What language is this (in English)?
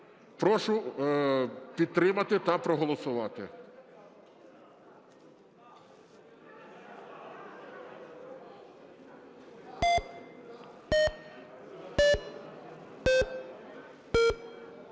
Ukrainian